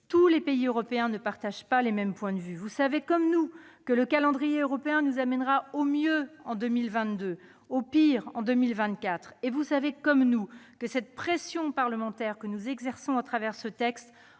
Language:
French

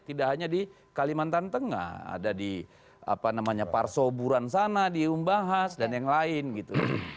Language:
Indonesian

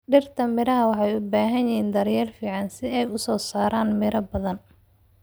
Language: Somali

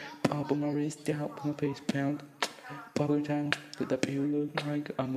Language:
Portuguese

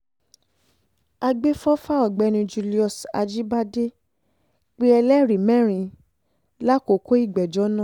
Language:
Yoruba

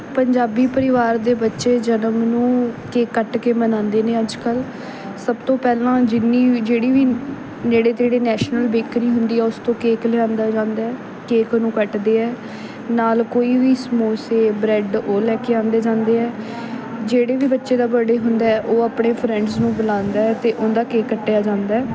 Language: Punjabi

